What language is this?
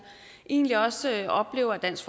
Danish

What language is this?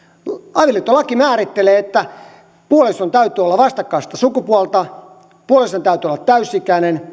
Finnish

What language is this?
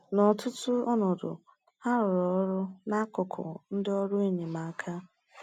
Igbo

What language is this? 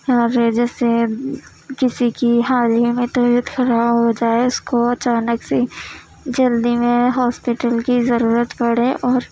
Urdu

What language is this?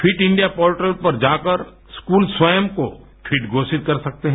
Hindi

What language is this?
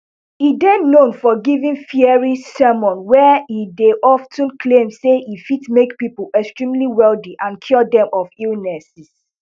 Nigerian Pidgin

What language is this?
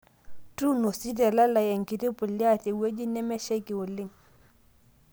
Masai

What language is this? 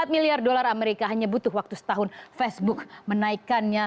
Indonesian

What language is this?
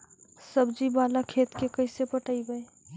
Magahi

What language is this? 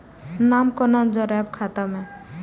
Maithili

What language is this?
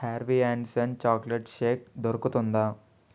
Telugu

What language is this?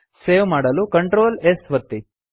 Kannada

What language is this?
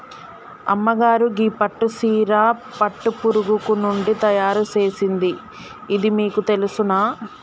Telugu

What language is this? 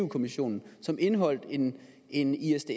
Danish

